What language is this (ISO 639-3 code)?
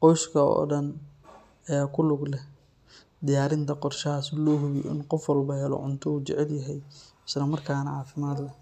som